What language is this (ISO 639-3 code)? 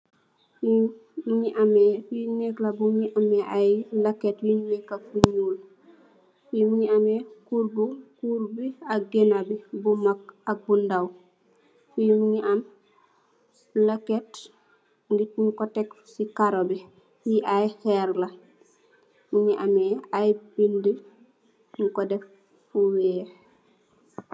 wol